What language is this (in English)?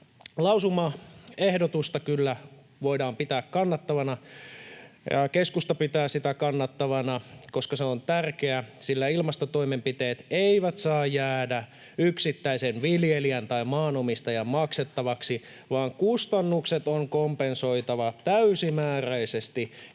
Finnish